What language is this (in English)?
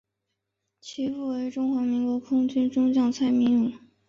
Chinese